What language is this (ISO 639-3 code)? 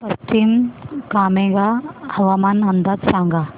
mar